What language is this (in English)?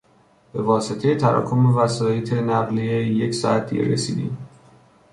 Persian